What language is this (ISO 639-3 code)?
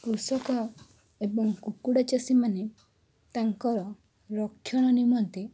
ori